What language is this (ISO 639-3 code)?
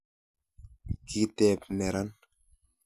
kln